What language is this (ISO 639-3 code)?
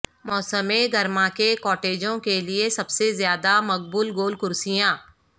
urd